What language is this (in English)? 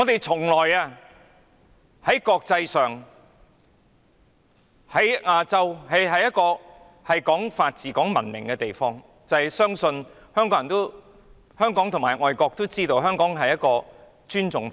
Cantonese